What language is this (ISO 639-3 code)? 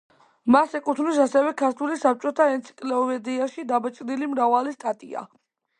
kat